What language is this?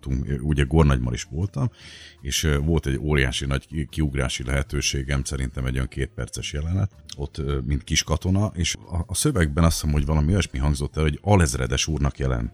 Hungarian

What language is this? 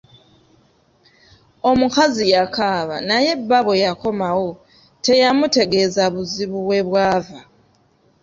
Ganda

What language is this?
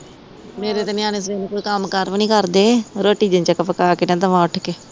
Punjabi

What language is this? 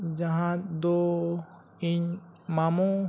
Santali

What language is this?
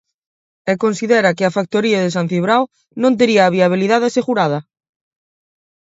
Galician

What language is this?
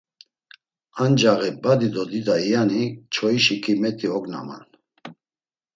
Laz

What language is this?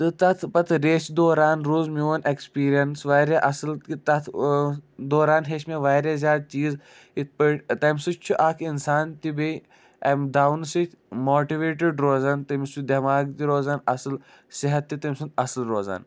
Kashmiri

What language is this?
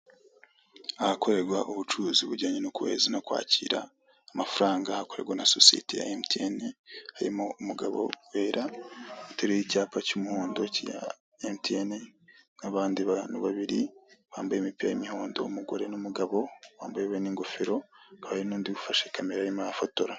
Kinyarwanda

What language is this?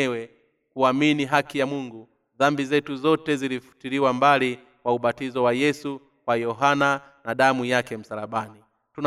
Swahili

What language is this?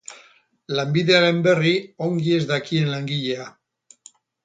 Basque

